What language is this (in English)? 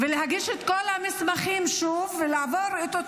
Hebrew